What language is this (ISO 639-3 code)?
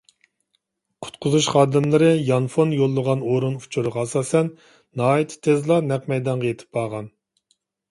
uig